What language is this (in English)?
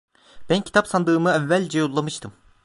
Turkish